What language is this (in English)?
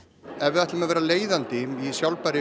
Icelandic